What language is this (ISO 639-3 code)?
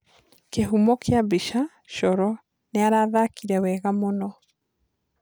kik